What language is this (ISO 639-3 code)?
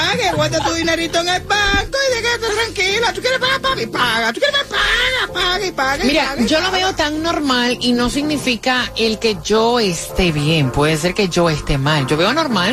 spa